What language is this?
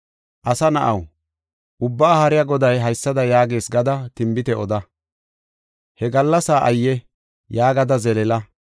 Gofa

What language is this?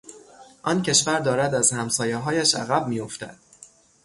Persian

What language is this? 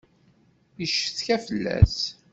Kabyle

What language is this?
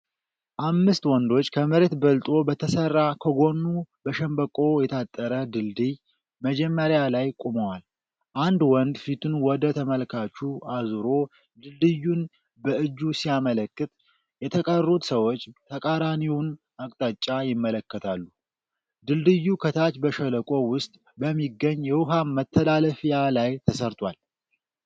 Amharic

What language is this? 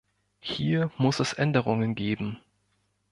German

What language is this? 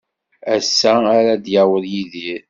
Kabyle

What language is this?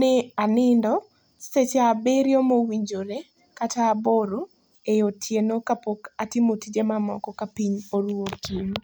Luo (Kenya and Tanzania)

